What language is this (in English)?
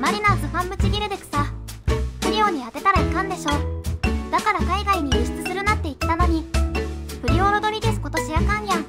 Japanese